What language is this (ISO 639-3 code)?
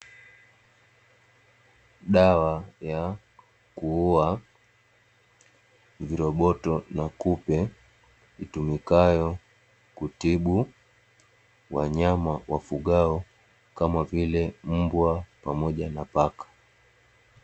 swa